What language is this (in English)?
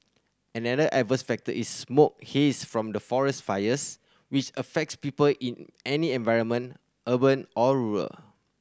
English